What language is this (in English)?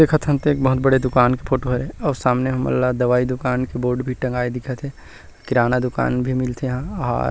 Chhattisgarhi